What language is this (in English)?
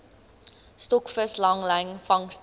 Afrikaans